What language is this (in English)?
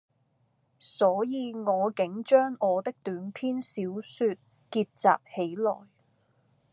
Cantonese